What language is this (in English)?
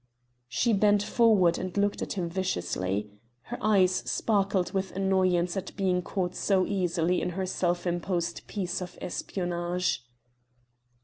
English